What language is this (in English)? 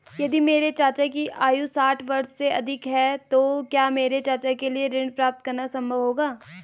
Hindi